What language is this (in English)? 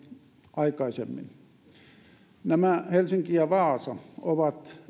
Finnish